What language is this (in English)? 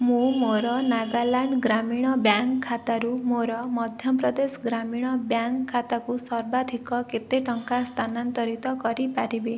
Odia